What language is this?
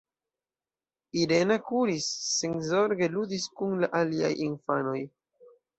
Esperanto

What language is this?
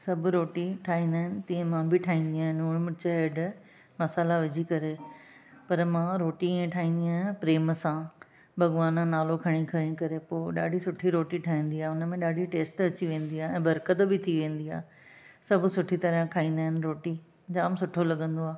Sindhi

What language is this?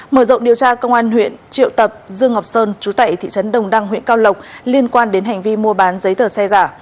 Vietnamese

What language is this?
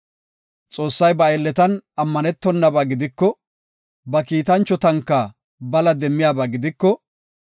Gofa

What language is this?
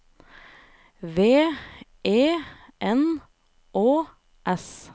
Norwegian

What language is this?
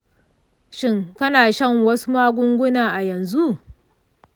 Hausa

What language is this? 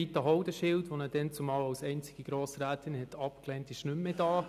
Swiss German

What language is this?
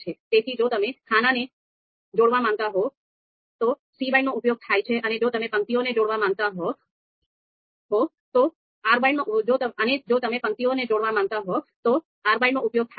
Gujarati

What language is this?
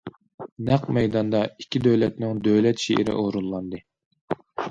Uyghur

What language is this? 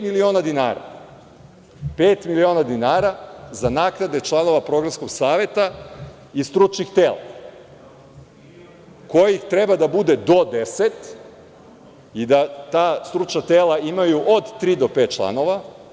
Serbian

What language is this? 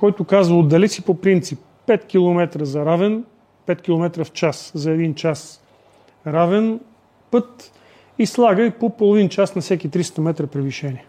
Bulgarian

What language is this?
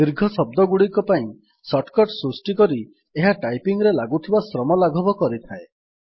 Odia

